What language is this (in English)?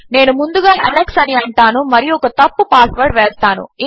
Telugu